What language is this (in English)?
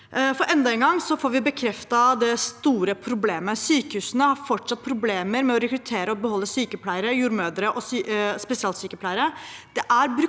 Norwegian